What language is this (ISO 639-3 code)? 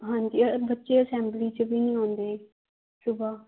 pan